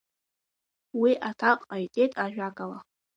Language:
Abkhazian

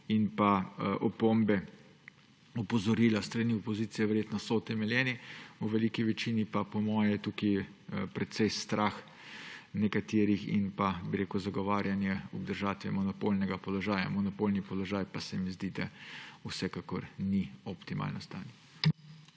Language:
Slovenian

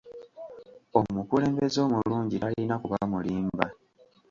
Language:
Ganda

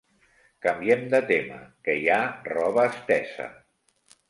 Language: Catalan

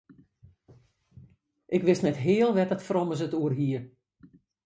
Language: Western Frisian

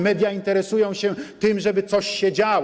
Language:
Polish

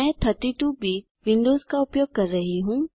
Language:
Hindi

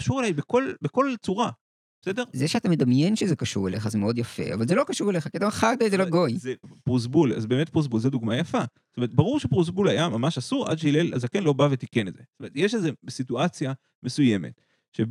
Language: Hebrew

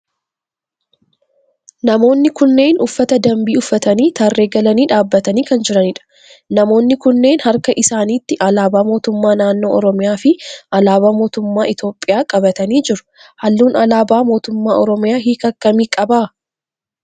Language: Oromo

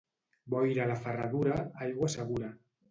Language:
Catalan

